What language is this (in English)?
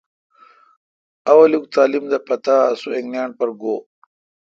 Kalkoti